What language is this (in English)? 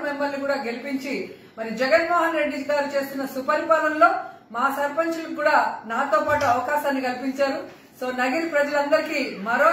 Turkish